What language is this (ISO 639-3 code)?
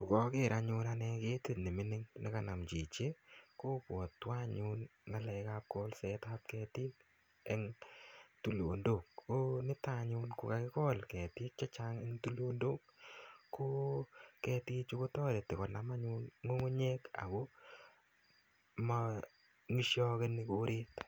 kln